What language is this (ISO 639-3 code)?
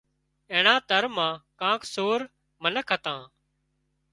kxp